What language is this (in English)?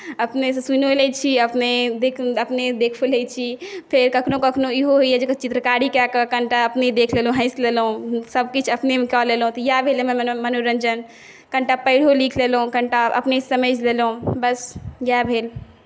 Maithili